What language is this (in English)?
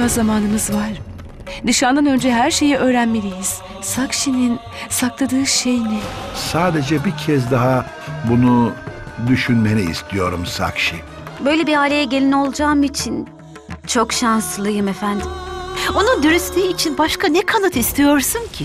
Turkish